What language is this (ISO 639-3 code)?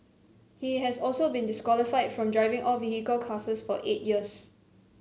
eng